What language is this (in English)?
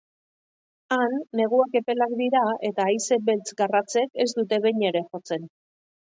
Basque